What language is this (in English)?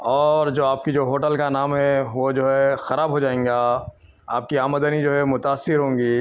Urdu